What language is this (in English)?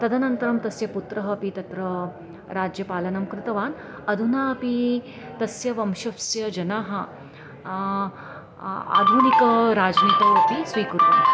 Sanskrit